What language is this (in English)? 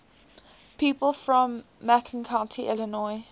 English